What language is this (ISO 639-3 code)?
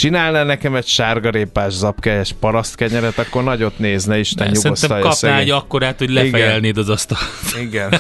hun